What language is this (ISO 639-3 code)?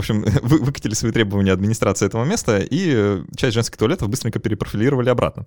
rus